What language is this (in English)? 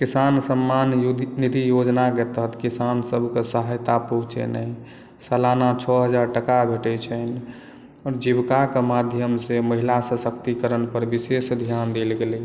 Maithili